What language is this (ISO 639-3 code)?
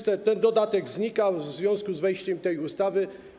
pol